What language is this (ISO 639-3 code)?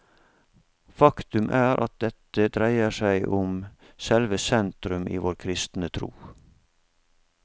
nor